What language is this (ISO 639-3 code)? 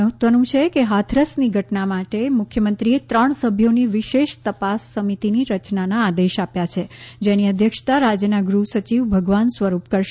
guj